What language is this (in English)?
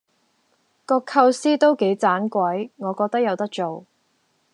Cantonese